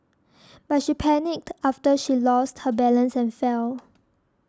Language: English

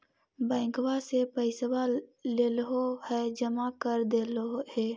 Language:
Magahi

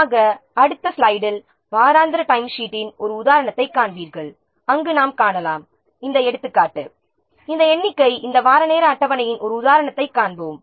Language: Tamil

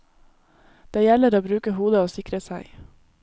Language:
Norwegian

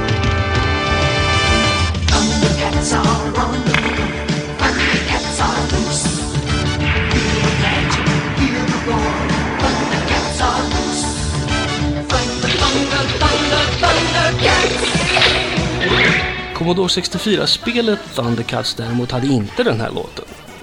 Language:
Swedish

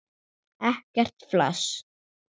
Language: Icelandic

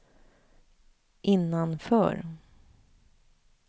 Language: Swedish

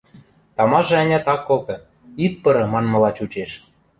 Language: Western Mari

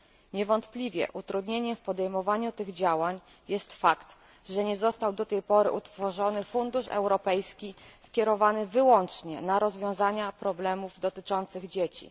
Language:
Polish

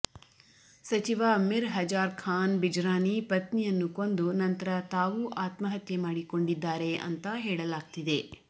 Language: Kannada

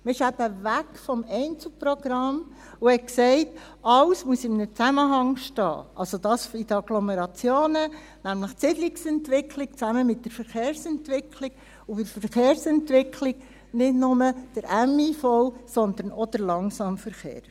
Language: Swiss German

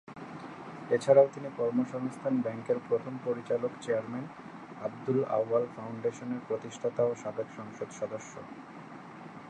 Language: Bangla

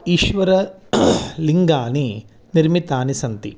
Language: Sanskrit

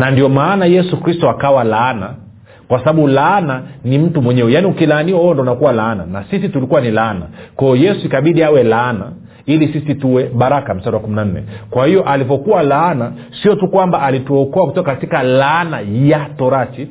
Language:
Swahili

